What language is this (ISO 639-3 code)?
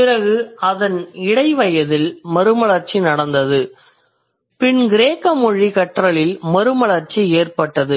tam